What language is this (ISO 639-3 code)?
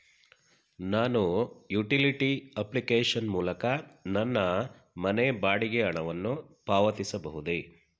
kan